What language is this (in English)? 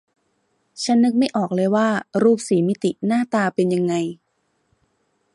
Thai